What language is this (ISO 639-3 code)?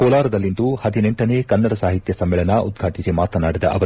kan